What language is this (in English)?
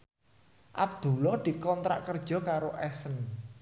Javanese